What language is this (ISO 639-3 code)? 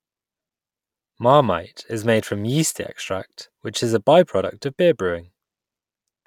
eng